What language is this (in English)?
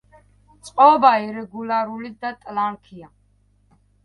Georgian